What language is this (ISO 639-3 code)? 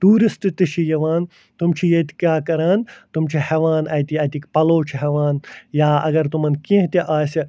kas